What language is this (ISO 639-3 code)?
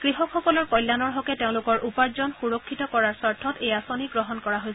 asm